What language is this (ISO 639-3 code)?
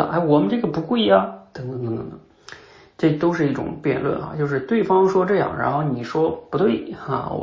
zho